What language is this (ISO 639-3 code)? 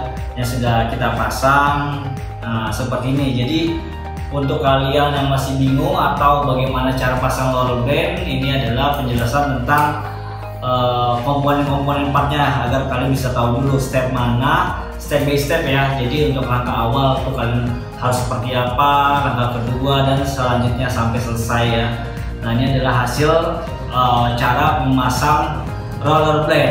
ind